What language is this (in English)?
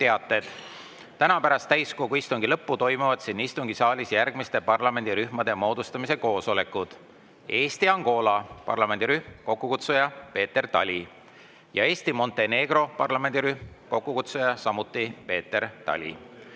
Estonian